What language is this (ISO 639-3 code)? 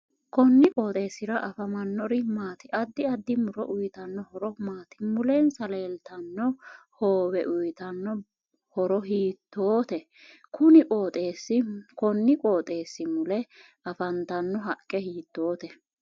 sid